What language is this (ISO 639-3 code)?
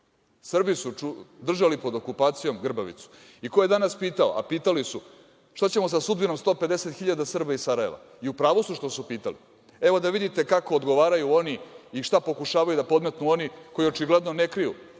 srp